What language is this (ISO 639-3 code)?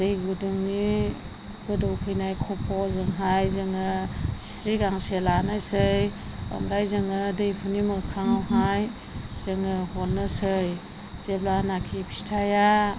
brx